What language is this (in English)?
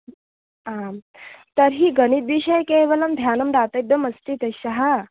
Sanskrit